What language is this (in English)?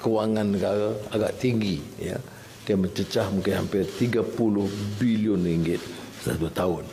Malay